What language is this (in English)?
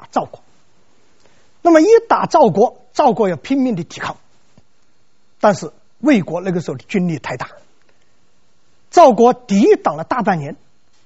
Chinese